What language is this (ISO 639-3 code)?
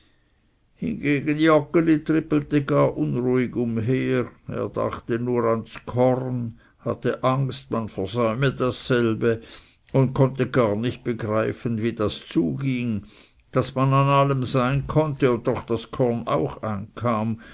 deu